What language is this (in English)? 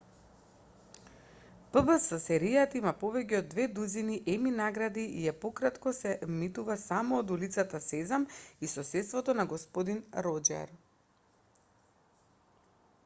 Macedonian